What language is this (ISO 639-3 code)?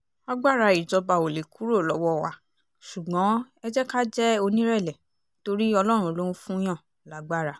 yor